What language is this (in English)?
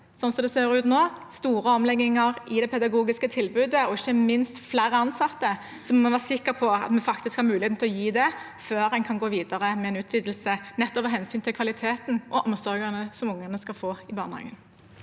Norwegian